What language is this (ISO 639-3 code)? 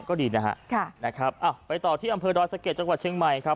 tha